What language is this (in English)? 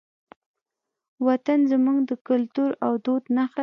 Pashto